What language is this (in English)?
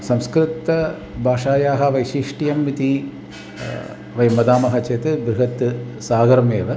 Sanskrit